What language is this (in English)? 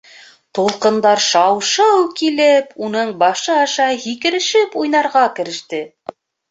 Bashkir